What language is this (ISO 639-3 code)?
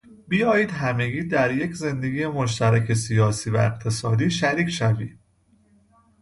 fas